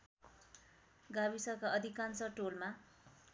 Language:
Nepali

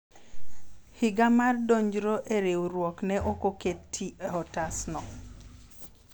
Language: Luo (Kenya and Tanzania)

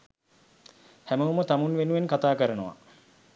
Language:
Sinhala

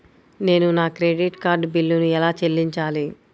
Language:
Telugu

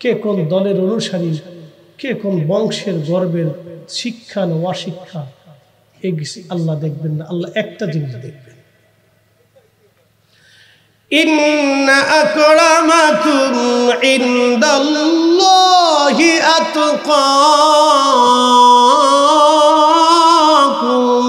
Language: Arabic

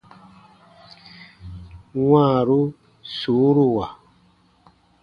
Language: Baatonum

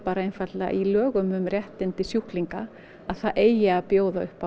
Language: Icelandic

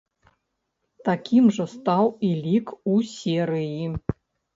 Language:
Belarusian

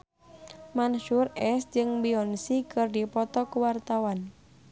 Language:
Sundanese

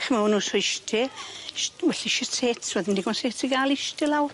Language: Welsh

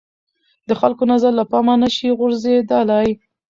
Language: Pashto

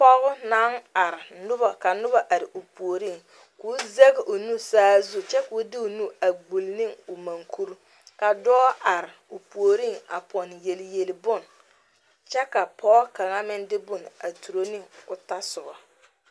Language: Southern Dagaare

